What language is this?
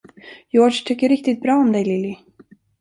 Swedish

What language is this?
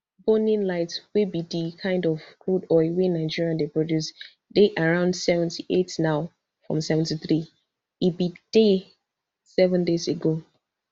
Nigerian Pidgin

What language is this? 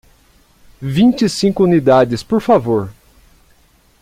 Portuguese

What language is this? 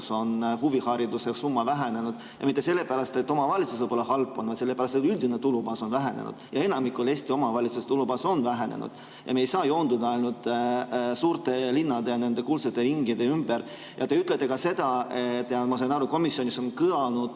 Estonian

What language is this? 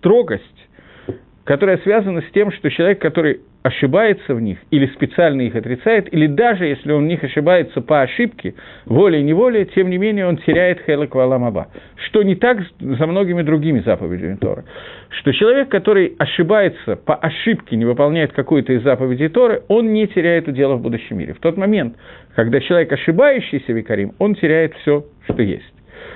Russian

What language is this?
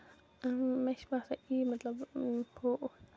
Kashmiri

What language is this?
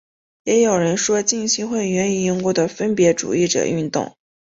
Chinese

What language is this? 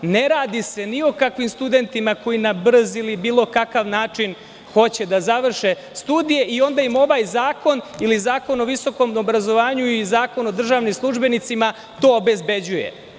Serbian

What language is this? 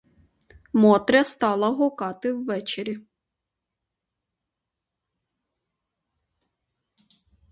Ukrainian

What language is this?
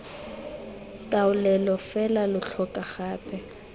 Tswana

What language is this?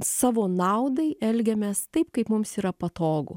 Lithuanian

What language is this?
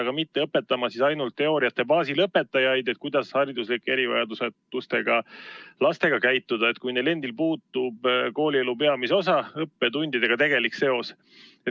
Estonian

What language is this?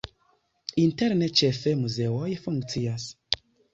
Esperanto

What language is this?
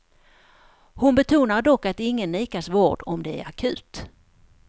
Swedish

